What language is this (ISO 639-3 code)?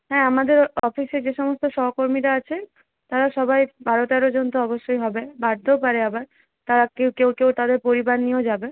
ben